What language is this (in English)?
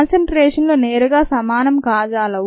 Telugu